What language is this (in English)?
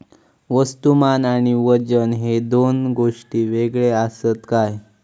Marathi